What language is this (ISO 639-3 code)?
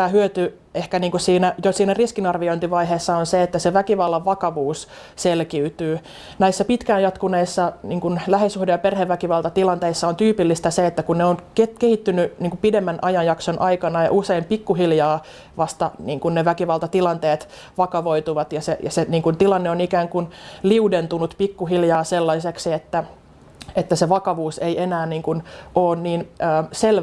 fin